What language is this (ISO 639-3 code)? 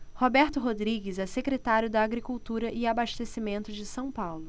por